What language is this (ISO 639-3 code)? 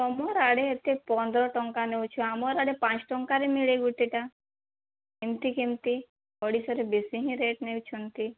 ori